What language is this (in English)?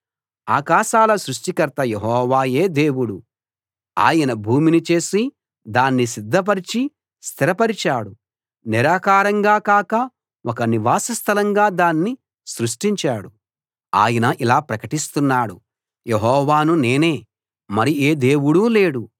Telugu